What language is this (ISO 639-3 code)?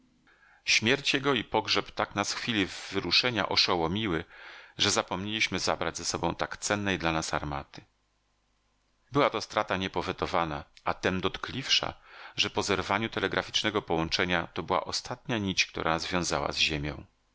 pol